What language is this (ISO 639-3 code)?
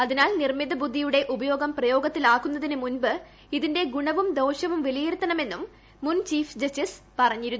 mal